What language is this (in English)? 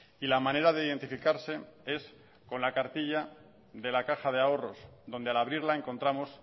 Spanish